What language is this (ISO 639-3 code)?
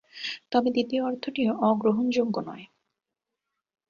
ben